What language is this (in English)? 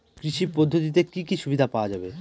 Bangla